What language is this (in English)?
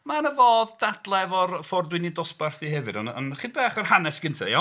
Welsh